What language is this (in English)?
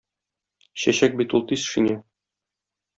Tatar